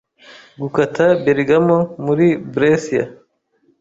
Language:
Kinyarwanda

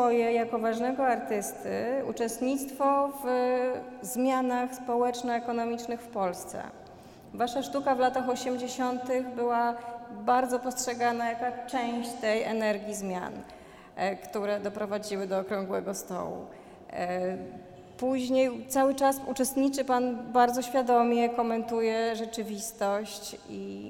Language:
Polish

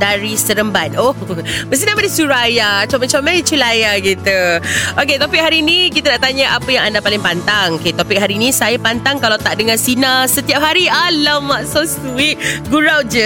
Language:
Malay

